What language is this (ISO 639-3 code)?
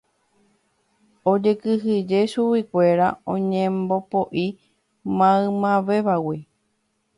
grn